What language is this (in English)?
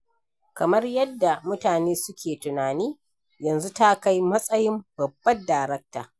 Hausa